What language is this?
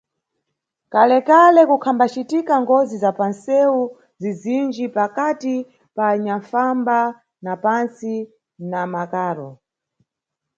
Nyungwe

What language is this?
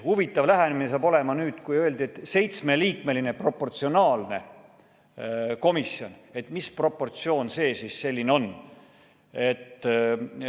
Estonian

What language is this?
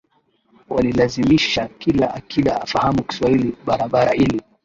Swahili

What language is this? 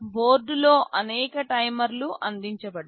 Telugu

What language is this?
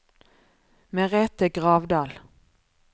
Norwegian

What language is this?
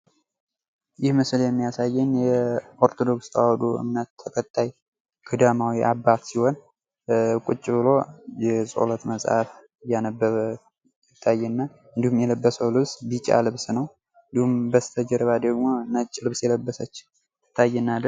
Amharic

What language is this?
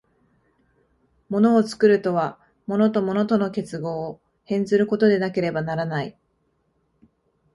Japanese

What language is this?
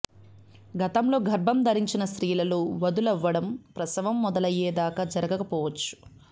Telugu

